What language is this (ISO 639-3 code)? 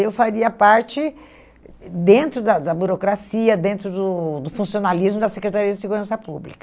por